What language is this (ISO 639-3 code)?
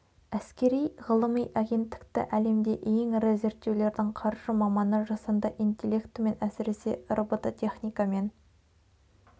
kaz